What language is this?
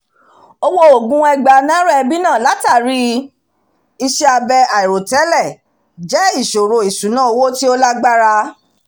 Yoruba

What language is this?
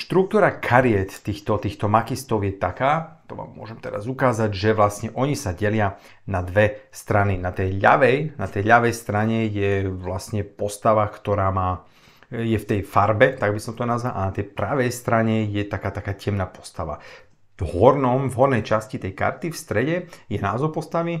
Slovak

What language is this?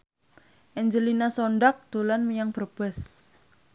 Javanese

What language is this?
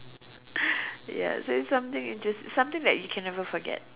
English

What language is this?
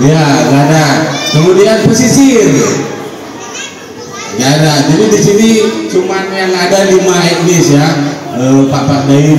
Indonesian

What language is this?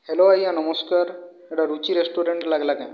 Odia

